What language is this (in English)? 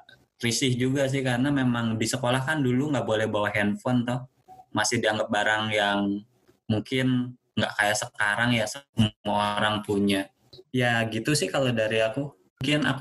Indonesian